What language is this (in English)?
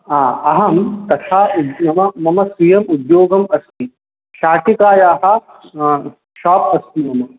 Sanskrit